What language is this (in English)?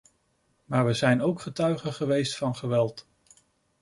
Dutch